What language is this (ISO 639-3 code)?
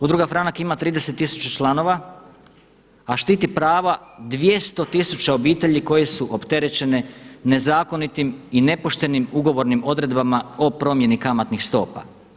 hrv